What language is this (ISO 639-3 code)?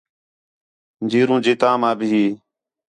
xhe